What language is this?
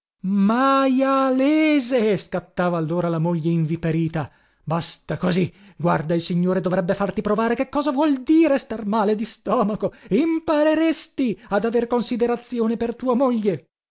Italian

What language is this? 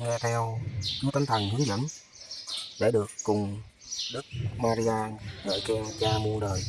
Vietnamese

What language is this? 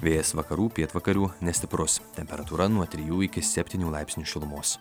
Lithuanian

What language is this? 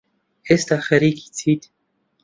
Central Kurdish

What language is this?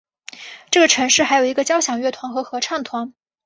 Chinese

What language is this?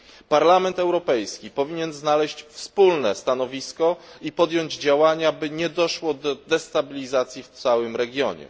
Polish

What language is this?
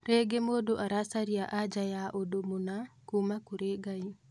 Kikuyu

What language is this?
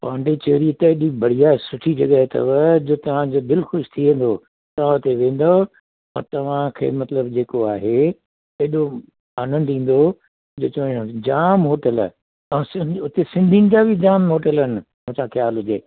Sindhi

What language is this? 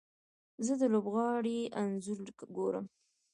Pashto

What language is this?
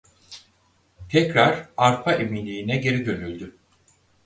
Turkish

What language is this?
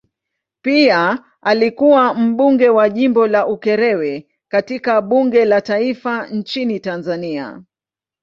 Swahili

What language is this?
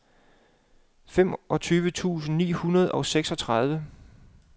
Danish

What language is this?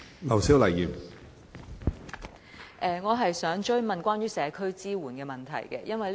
Cantonese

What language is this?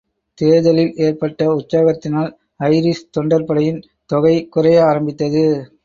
Tamil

